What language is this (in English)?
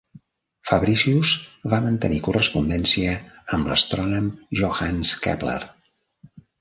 Catalan